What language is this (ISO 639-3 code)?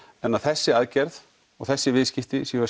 isl